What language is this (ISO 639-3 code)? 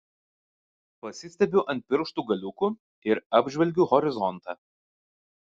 lit